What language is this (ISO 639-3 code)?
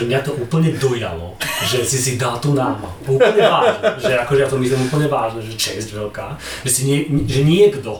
slk